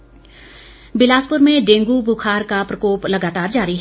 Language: Hindi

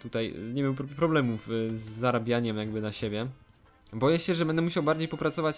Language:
Polish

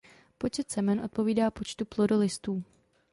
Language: Czech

